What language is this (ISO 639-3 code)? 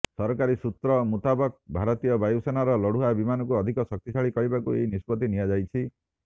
ori